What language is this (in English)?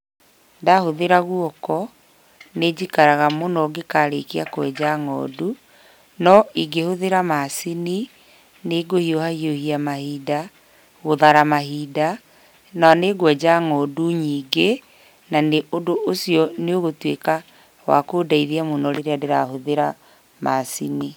Kikuyu